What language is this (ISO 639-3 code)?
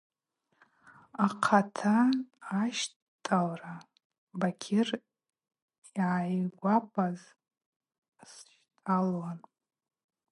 abq